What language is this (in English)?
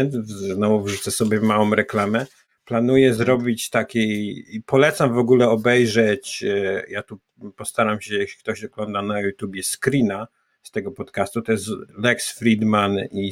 Polish